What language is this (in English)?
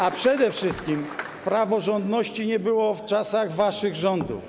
Polish